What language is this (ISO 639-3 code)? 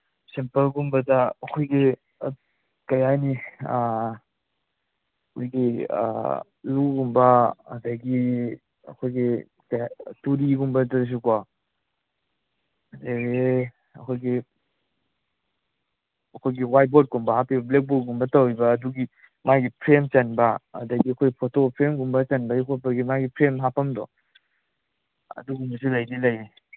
mni